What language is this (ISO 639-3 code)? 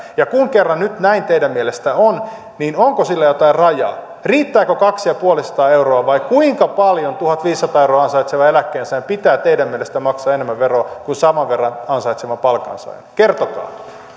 fin